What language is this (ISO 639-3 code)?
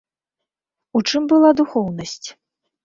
bel